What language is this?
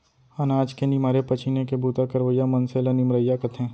Chhattisgarhi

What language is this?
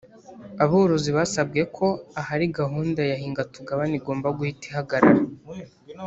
Kinyarwanda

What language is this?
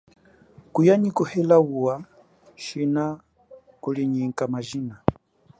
Chokwe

